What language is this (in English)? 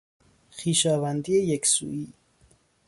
Persian